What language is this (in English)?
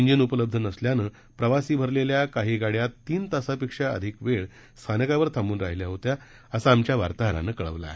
Marathi